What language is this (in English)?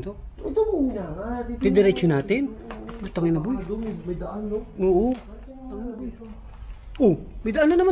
Filipino